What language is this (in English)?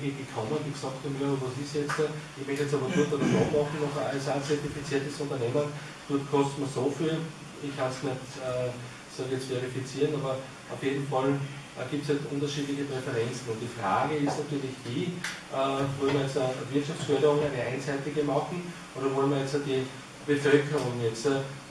German